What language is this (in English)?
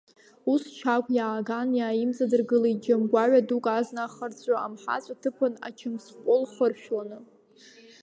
Abkhazian